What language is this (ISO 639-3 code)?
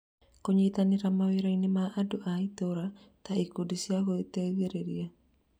kik